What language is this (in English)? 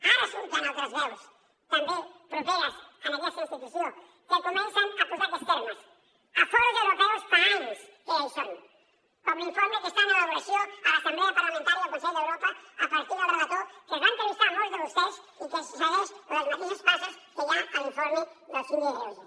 Catalan